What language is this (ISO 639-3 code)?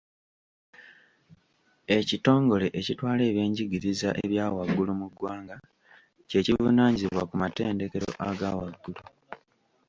lug